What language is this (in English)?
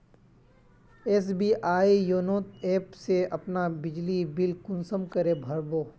Magahi